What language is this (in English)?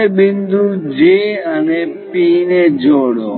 Gujarati